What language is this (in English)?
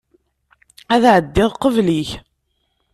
Kabyle